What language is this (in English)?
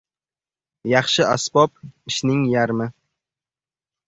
Uzbek